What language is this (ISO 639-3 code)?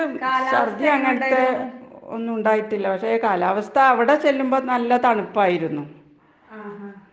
mal